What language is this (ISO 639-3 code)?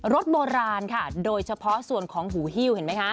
tha